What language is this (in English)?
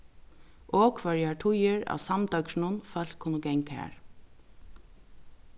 Faroese